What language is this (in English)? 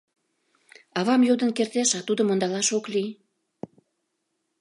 Mari